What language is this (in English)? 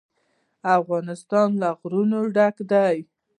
Pashto